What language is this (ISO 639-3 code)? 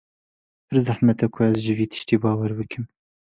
kur